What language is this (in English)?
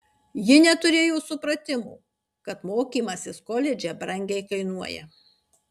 Lithuanian